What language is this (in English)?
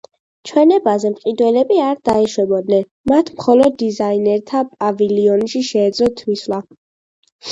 Georgian